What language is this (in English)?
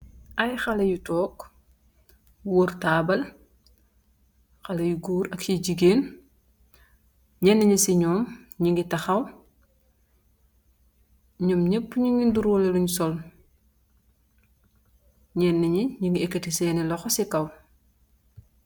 Wolof